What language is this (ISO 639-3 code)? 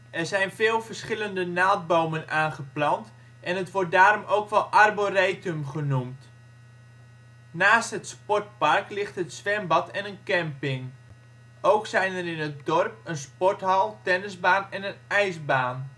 nld